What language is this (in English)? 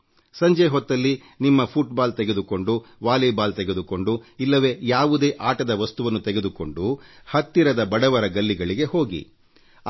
Kannada